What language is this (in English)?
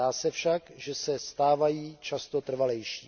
Czech